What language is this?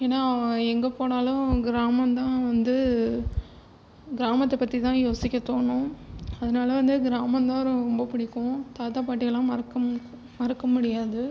Tamil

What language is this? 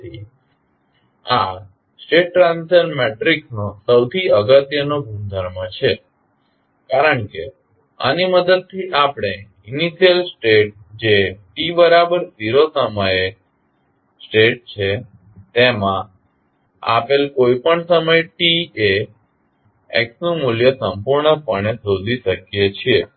Gujarati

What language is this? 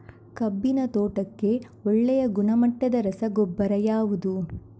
Kannada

